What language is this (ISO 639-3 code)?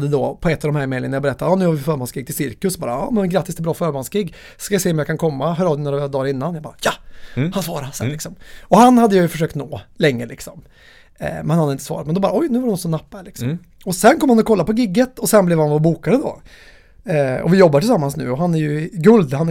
swe